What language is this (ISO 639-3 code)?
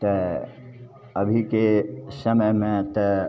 mai